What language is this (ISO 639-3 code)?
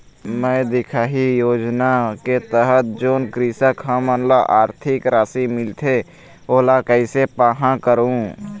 hne